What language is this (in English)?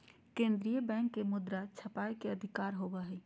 Magahi